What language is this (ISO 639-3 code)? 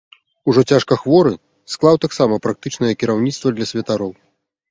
bel